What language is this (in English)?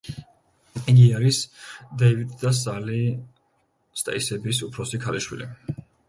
Georgian